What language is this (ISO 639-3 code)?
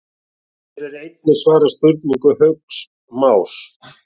isl